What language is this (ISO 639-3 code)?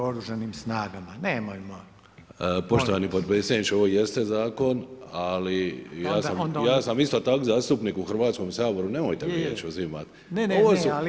hrv